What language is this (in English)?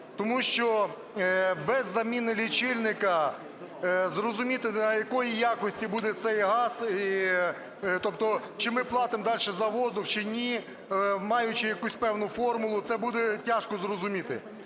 Ukrainian